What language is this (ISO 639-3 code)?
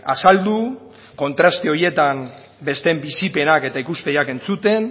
eus